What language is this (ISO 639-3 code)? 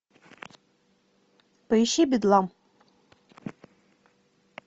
rus